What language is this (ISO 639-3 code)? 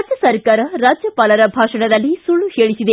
kan